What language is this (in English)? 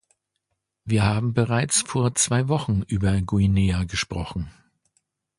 German